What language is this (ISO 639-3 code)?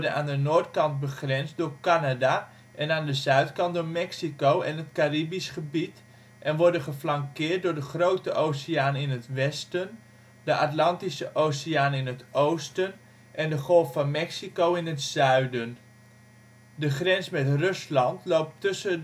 nld